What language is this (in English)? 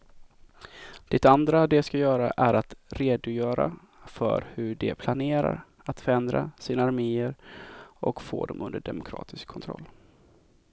Swedish